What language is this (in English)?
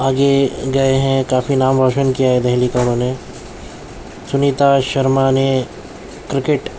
Urdu